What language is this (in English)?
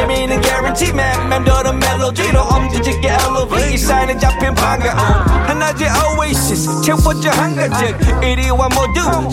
Korean